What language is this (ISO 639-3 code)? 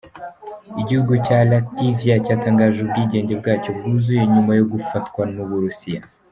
kin